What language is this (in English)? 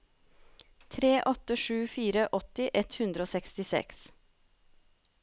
Norwegian